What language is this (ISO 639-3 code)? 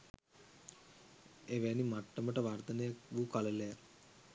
sin